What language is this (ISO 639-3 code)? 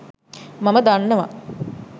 sin